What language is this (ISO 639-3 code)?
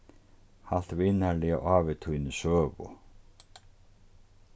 fao